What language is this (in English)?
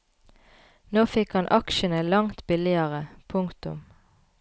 Norwegian